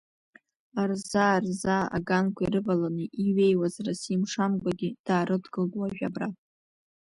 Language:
Abkhazian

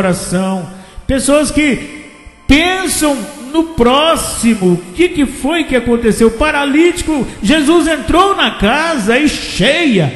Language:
Portuguese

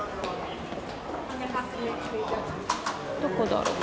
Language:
Japanese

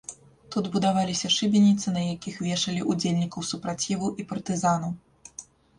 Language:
Belarusian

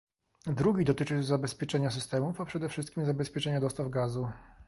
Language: Polish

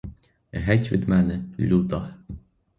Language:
Ukrainian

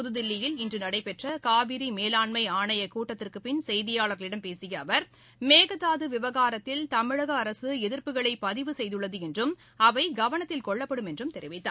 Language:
Tamil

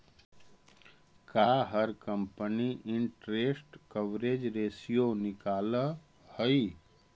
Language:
Magahi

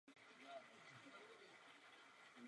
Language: Czech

